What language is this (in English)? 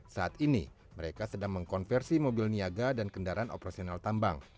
Indonesian